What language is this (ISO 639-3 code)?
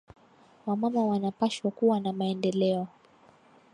swa